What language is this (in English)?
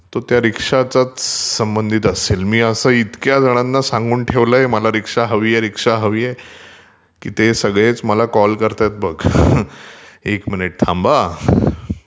Marathi